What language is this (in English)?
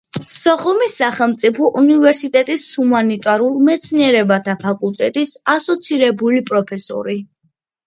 Georgian